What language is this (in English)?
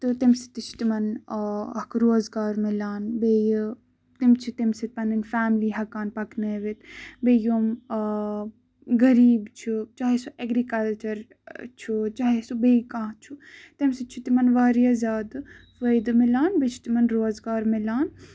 Kashmiri